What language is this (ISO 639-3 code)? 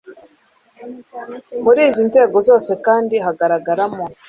kin